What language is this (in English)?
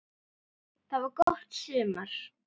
Icelandic